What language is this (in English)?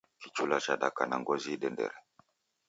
Taita